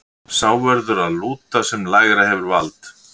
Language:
Icelandic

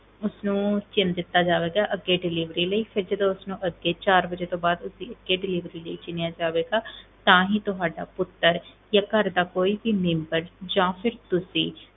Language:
Punjabi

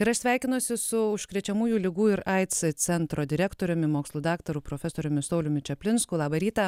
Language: Lithuanian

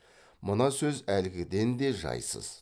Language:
Kazakh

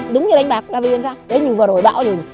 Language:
Vietnamese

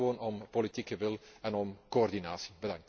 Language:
Dutch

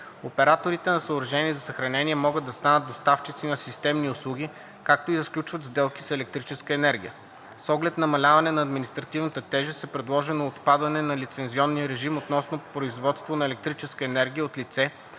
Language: Bulgarian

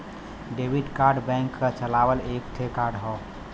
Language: Bhojpuri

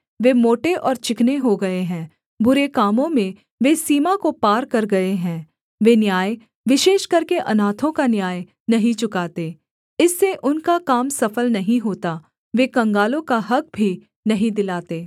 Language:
Hindi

